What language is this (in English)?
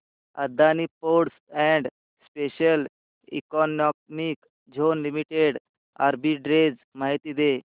Marathi